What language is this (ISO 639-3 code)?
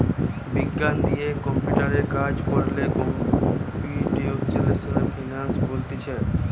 ben